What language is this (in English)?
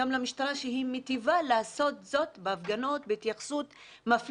Hebrew